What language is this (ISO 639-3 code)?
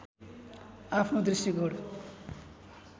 nep